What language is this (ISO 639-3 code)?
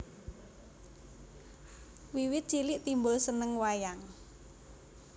jav